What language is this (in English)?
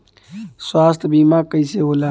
Bhojpuri